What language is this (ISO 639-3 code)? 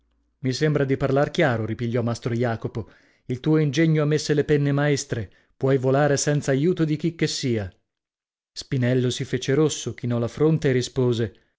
ita